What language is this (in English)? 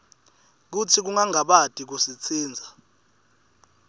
Swati